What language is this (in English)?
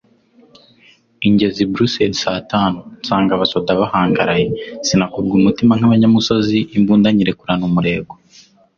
Kinyarwanda